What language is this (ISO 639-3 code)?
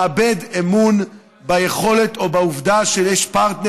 heb